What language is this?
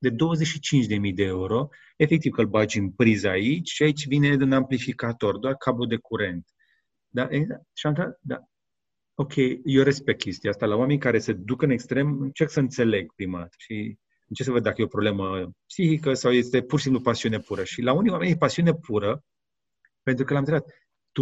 Romanian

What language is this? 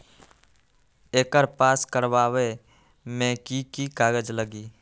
Magahi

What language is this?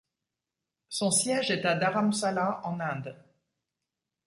French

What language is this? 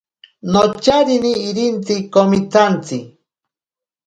Ashéninka Perené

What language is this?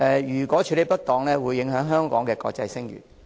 Cantonese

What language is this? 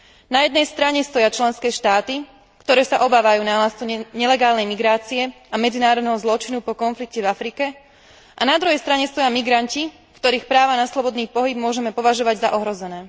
Slovak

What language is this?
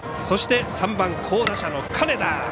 Japanese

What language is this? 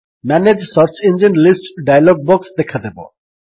Odia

